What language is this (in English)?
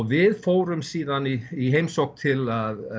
Icelandic